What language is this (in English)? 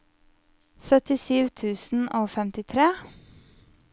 Norwegian